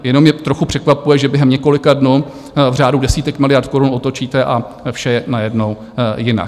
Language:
Czech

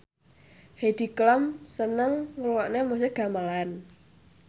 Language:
Javanese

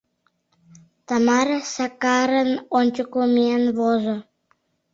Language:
Mari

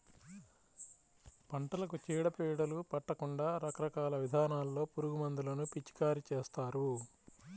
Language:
Telugu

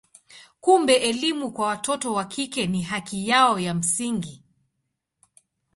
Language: Swahili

